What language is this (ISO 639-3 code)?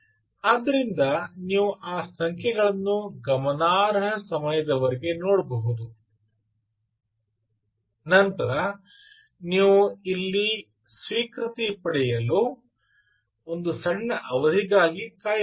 kan